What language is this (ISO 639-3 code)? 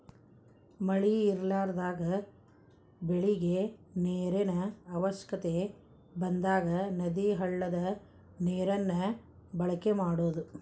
kan